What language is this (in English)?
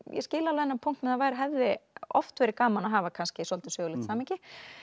Icelandic